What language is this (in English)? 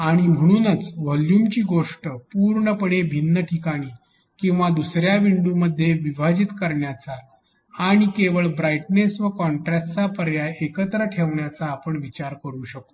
Marathi